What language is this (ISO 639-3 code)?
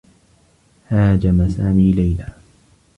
ara